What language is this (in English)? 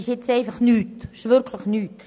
Swiss German